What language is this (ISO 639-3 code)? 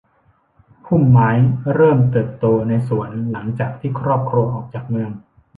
tha